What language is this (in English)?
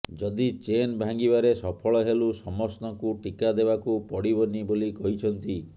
Odia